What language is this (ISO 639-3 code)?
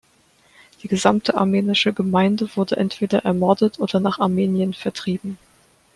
deu